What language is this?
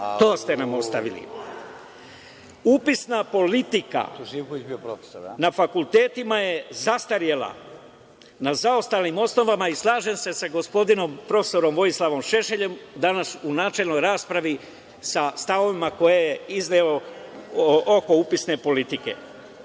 Serbian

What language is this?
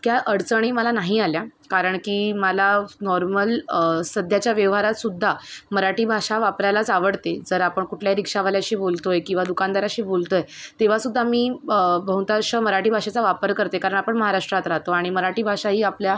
Marathi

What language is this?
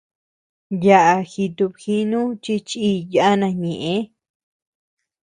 Tepeuxila Cuicatec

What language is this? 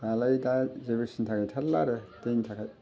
Bodo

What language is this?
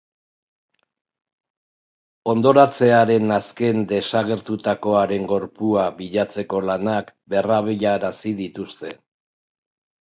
Basque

